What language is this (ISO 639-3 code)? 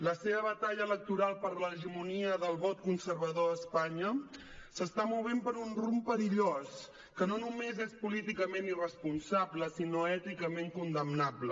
cat